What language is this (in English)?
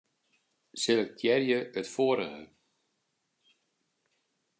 Western Frisian